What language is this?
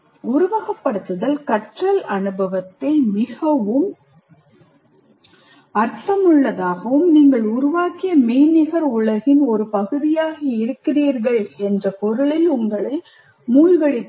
Tamil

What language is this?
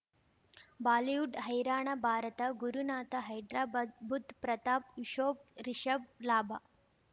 Kannada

